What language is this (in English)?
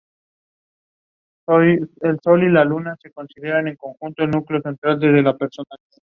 Spanish